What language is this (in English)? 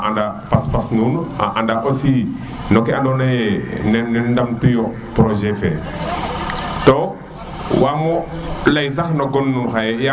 Serer